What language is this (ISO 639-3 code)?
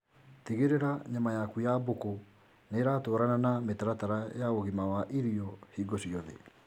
kik